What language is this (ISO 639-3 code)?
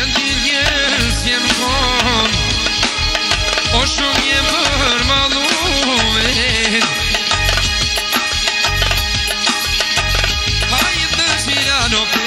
bul